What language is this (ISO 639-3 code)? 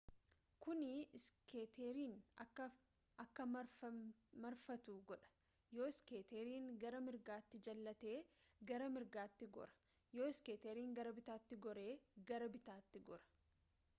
orm